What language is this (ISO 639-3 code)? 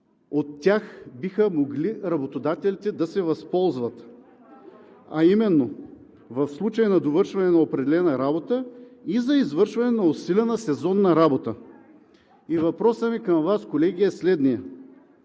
bul